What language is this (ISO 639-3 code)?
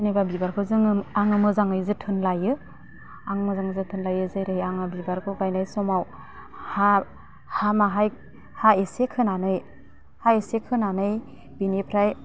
brx